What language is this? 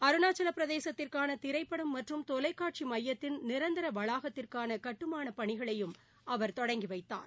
Tamil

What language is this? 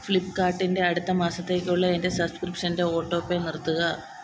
Malayalam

